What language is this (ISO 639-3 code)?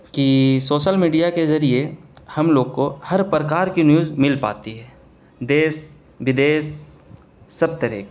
urd